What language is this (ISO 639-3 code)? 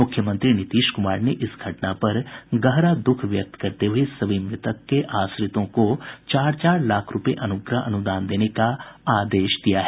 hin